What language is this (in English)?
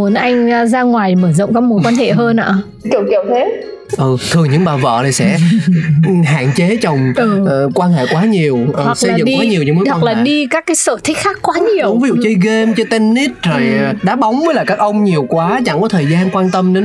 Vietnamese